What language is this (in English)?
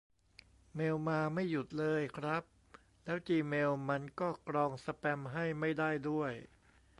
Thai